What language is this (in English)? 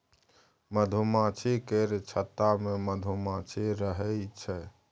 Maithili